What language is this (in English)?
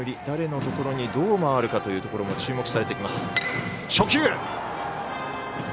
Japanese